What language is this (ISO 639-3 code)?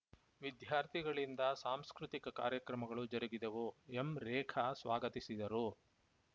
kan